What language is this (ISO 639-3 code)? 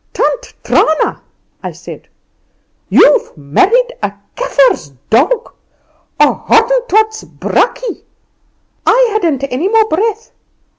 eng